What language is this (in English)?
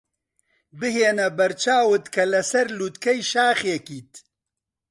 Central Kurdish